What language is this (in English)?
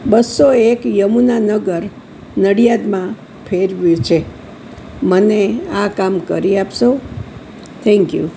Gujarati